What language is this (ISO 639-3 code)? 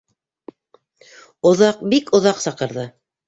bak